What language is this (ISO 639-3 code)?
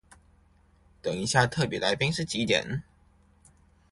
zho